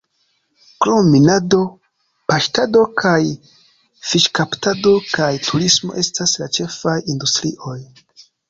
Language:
Esperanto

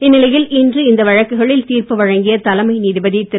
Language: Tamil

